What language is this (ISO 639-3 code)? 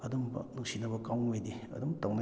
mni